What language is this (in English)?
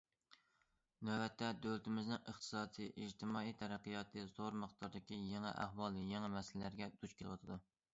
Uyghur